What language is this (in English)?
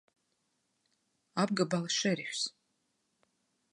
Latvian